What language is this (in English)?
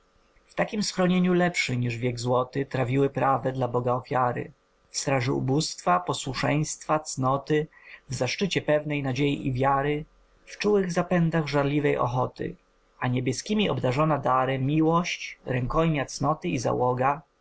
Polish